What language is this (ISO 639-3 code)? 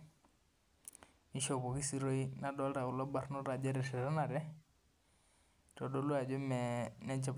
mas